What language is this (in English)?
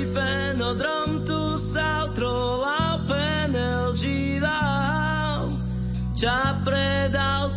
Slovak